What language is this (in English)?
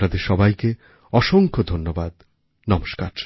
Bangla